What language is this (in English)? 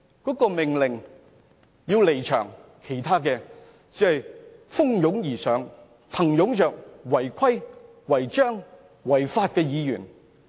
Cantonese